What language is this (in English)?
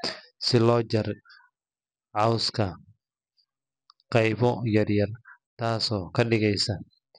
Somali